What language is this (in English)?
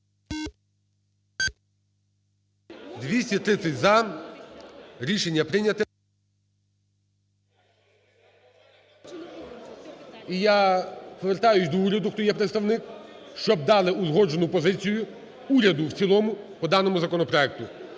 Ukrainian